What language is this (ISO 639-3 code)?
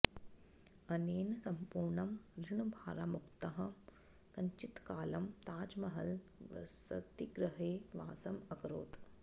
san